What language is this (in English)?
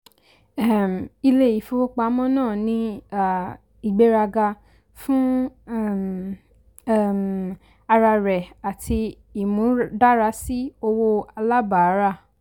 Yoruba